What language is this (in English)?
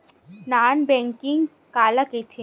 Chhattisgarhi